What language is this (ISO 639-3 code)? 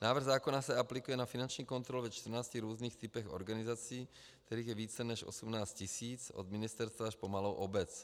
ces